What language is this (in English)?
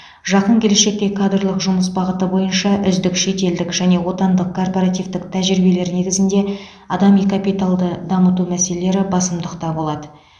Kazakh